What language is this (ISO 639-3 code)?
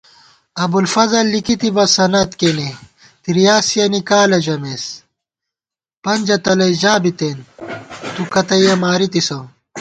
gwt